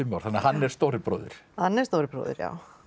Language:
Icelandic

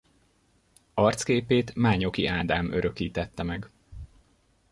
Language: Hungarian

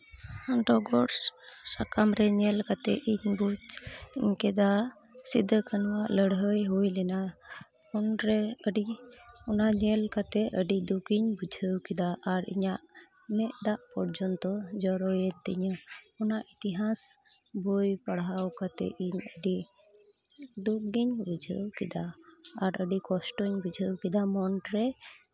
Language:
Santali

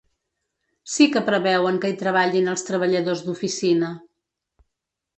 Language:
Catalan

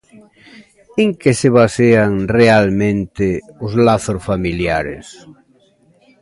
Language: Galician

